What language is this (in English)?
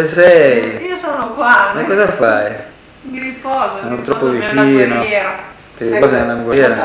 Italian